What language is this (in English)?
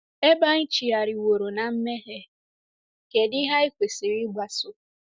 Igbo